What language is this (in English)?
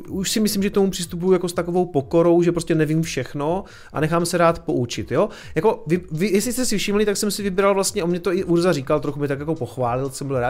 Czech